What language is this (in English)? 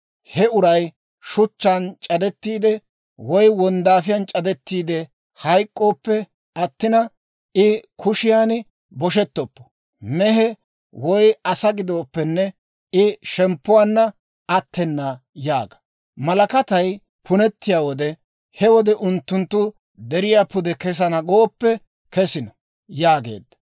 Dawro